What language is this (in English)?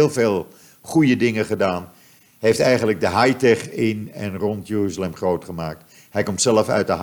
Dutch